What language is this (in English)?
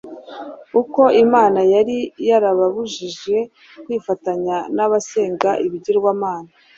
Kinyarwanda